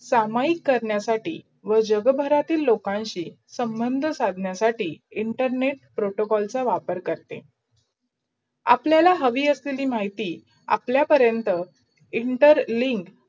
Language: Marathi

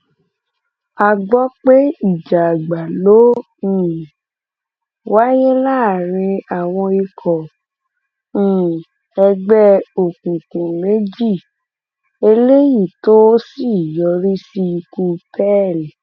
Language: Yoruba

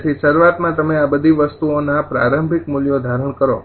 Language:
Gujarati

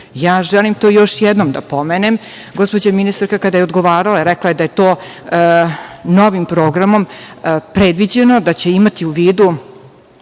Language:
Serbian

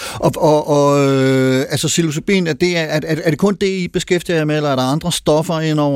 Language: Danish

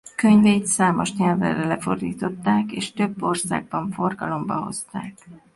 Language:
Hungarian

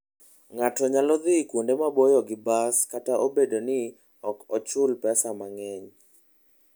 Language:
Luo (Kenya and Tanzania)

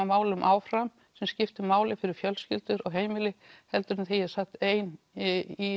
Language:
Icelandic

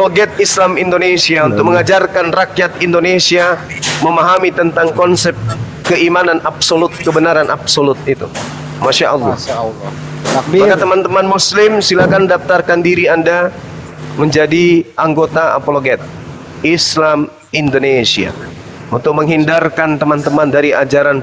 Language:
Indonesian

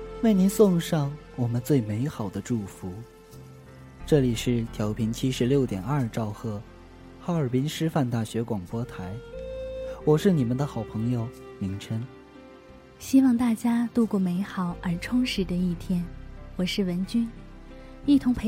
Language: Chinese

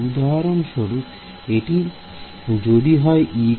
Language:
Bangla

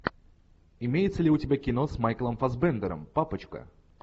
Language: Russian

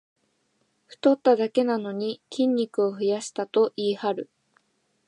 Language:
Japanese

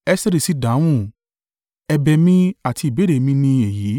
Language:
Yoruba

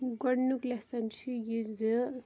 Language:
Kashmiri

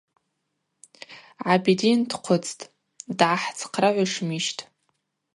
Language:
Abaza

